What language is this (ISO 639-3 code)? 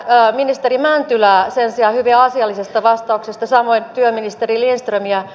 fin